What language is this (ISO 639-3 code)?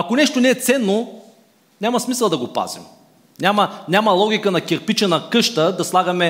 bul